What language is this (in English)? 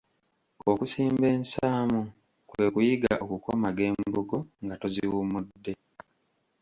Ganda